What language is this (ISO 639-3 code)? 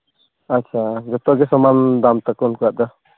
sat